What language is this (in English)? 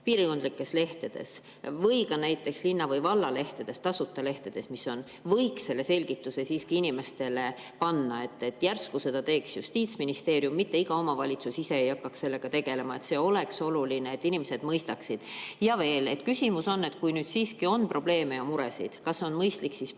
Estonian